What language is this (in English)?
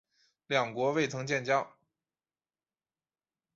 Chinese